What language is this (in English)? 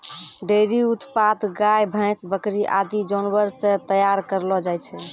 Maithili